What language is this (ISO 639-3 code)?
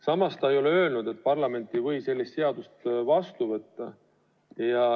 est